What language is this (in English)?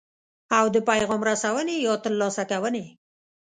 Pashto